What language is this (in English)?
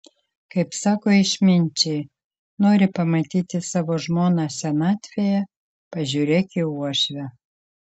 Lithuanian